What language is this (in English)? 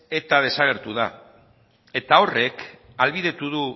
Basque